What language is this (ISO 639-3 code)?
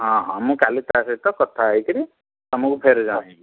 ori